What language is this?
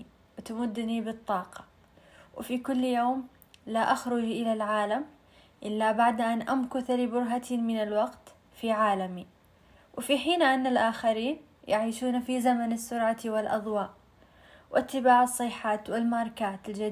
Arabic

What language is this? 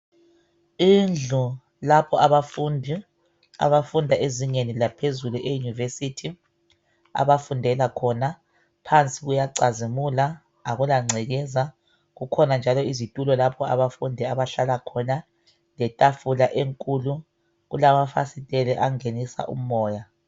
North Ndebele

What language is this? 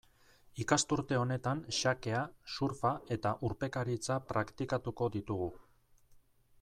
Basque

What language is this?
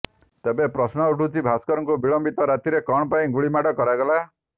Odia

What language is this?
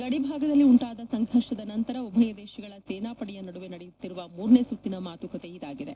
Kannada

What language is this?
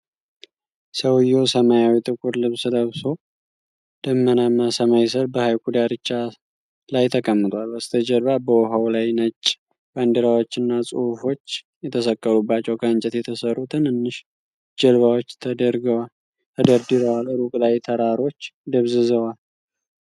Amharic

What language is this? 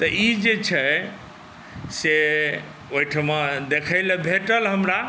Maithili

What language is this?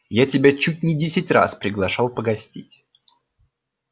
Russian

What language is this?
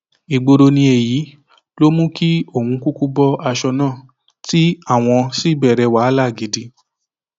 Yoruba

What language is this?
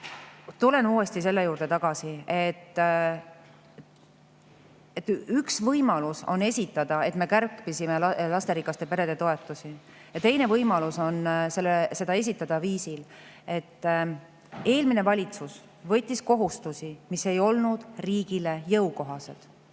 Estonian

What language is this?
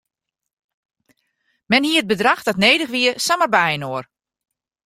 Western Frisian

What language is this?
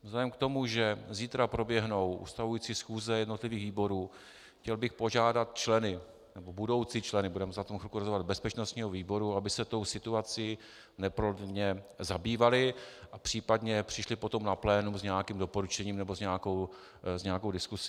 Czech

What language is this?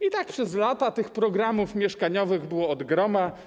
Polish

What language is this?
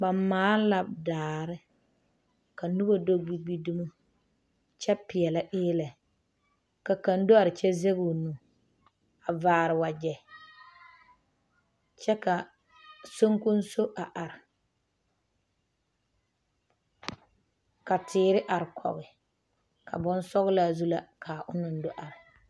Southern Dagaare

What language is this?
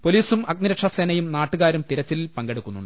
Malayalam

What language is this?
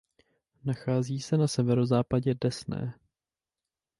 Czech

